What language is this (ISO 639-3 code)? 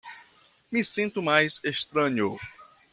por